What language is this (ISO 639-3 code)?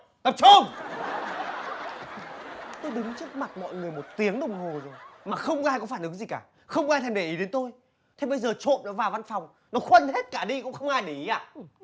vie